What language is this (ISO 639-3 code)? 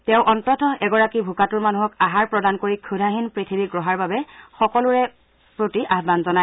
asm